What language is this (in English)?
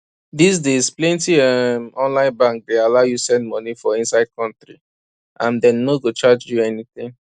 Nigerian Pidgin